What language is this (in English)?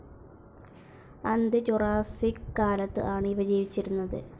Malayalam